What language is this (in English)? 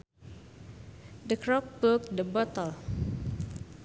Sundanese